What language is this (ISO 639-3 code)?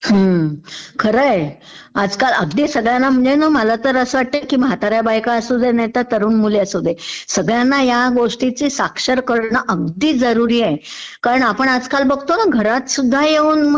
mar